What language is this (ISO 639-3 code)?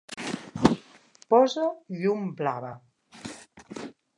cat